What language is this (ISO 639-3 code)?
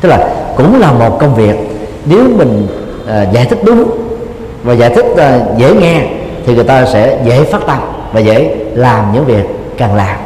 vie